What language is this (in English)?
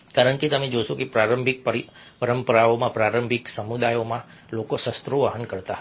Gujarati